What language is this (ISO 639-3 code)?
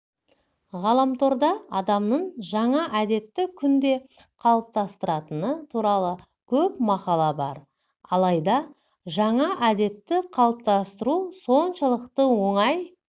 kaz